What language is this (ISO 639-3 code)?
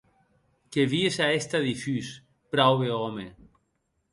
oci